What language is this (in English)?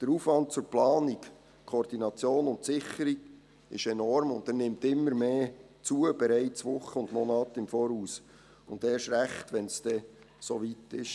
Swiss German